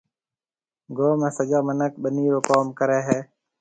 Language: Marwari (Pakistan)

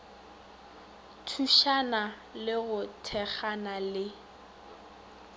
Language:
Northern Sotho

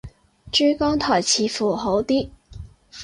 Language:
Cantonese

